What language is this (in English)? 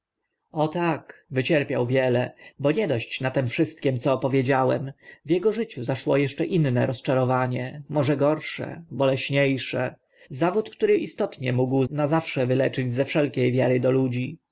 Polish